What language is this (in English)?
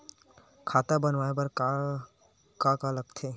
Chhattisgarhi